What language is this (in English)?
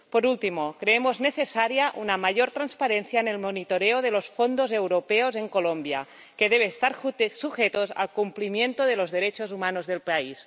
Spanish